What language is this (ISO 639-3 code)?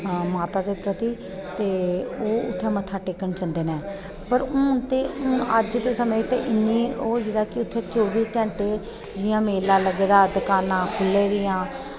doi